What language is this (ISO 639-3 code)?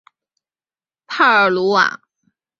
zho